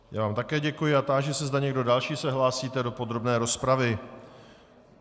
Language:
Czech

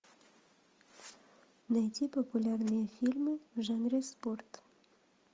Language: Russian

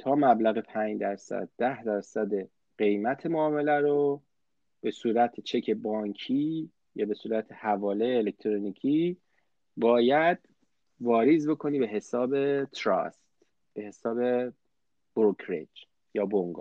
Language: Persian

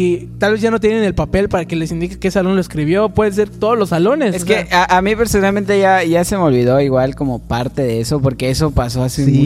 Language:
Spanish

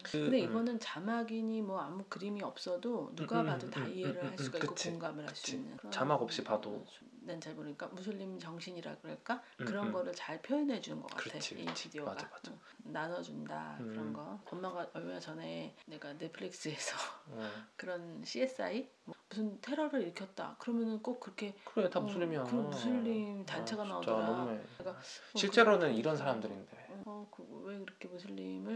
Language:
Korean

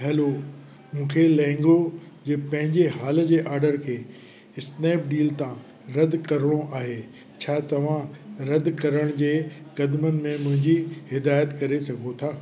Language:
Sindhi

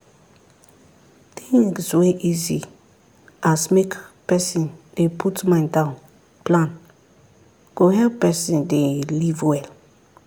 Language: Nigerian Pidgin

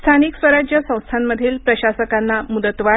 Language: Marathi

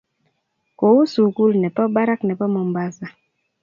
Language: Kalenjin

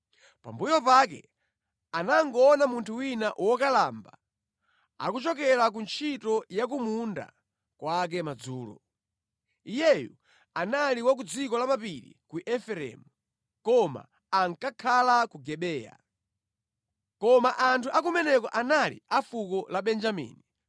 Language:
Nyanja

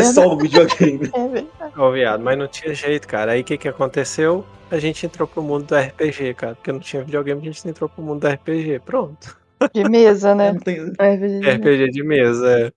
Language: Portuguese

